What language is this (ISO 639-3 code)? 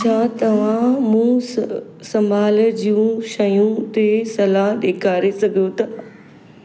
snd